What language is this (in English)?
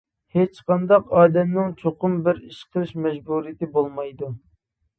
Uyghur